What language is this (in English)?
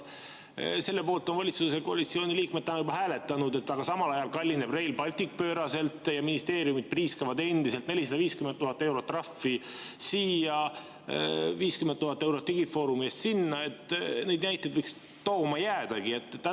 Estonian